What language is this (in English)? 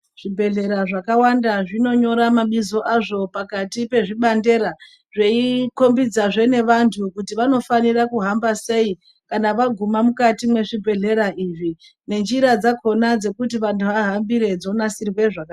Ndau